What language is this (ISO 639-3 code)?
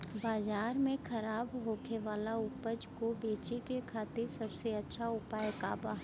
bho